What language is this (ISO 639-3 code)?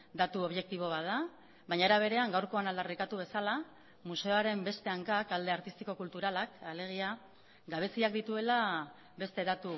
eus